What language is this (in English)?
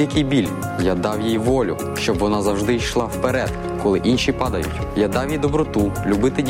Ukrainian